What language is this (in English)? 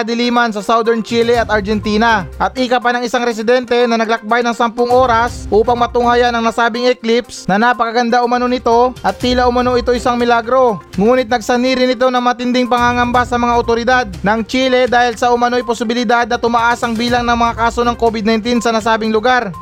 Filipino